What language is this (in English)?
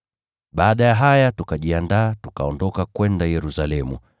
Swahili